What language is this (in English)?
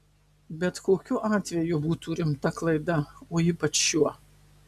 Lithuanian